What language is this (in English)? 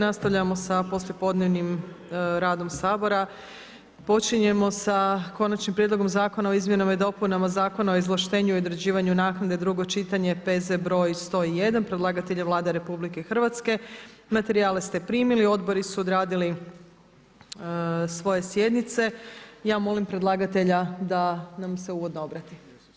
Croatian